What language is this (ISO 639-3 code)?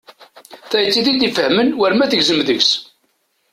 kab